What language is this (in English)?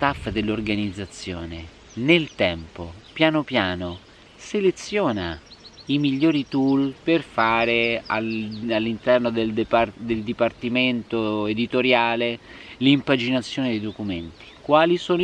Italian